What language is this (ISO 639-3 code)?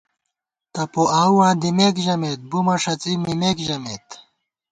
gwt